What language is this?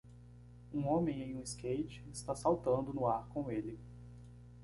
Portuguese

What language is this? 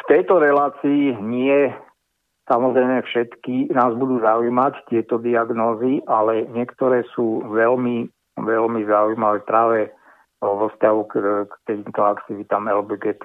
Slovak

